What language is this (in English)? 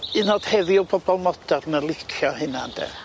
Welsh